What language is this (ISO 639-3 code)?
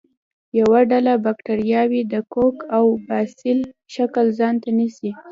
pus